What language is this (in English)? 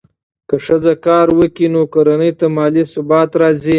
Pashto